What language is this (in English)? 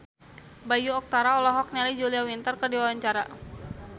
Sundanese